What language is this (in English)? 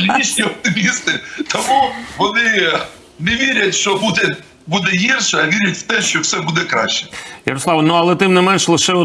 Ukrainian